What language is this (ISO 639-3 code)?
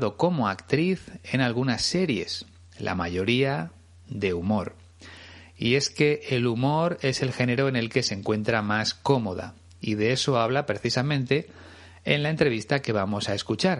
spa